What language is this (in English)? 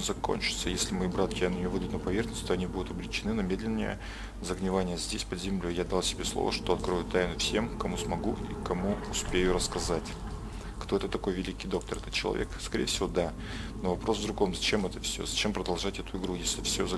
Russian